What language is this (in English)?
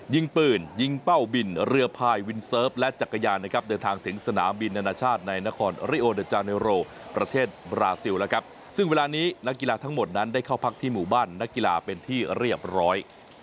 Thai